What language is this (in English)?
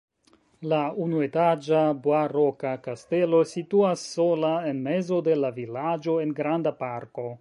Esperanto